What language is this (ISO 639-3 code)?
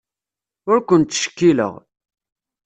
kab